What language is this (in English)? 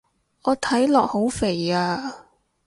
Cantonese